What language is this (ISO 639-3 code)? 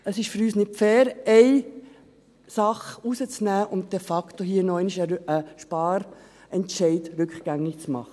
gsw